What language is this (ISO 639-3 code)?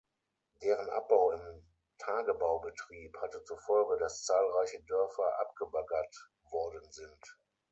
deu